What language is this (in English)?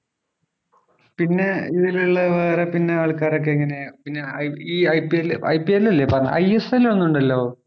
Malayalam